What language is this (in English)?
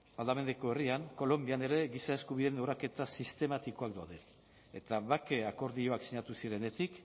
Basque